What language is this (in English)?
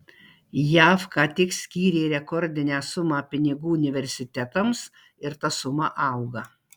Lithuanian